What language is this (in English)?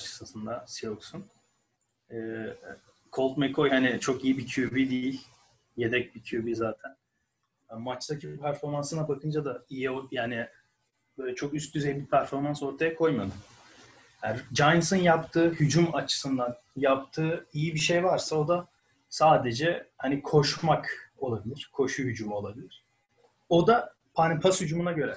Turkish